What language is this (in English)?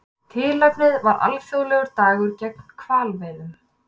Icelandic